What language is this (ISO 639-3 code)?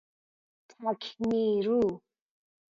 fas